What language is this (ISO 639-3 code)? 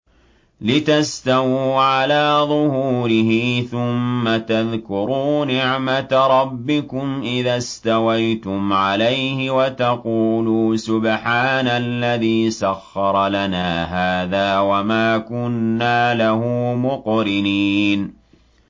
ara